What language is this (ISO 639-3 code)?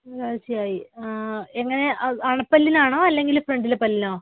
mal